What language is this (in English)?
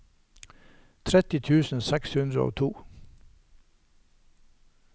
Norwegian